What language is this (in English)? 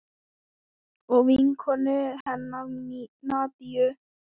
Icelandic